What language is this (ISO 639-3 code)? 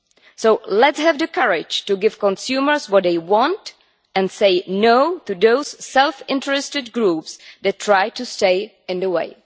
eng